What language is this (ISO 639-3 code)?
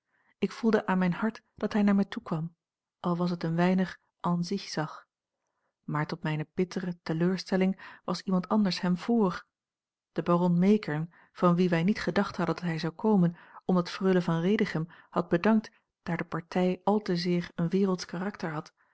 nld